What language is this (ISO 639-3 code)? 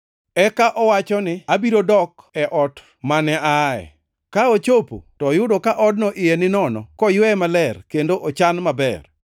luo